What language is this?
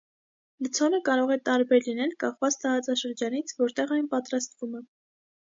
Armenian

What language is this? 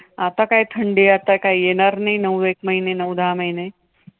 Marathi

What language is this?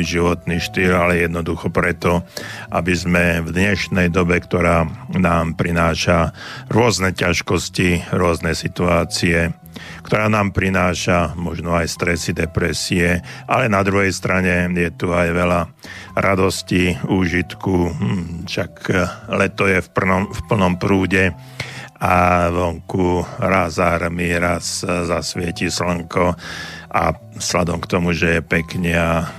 Slovak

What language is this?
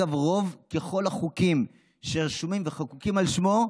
Hebrew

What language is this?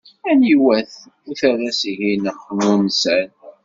Kabyle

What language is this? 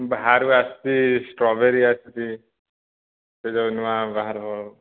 Odia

